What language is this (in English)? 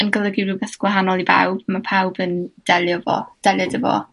Welsh